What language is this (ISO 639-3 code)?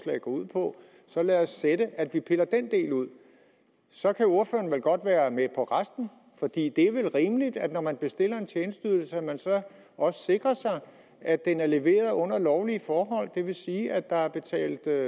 dan